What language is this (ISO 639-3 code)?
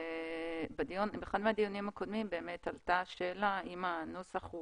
heb